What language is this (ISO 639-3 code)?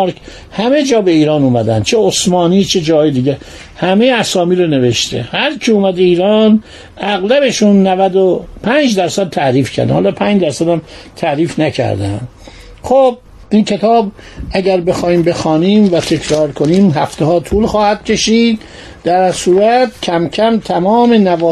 fas